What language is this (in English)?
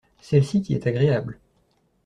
French